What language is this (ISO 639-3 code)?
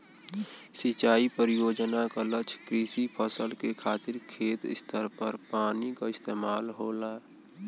bho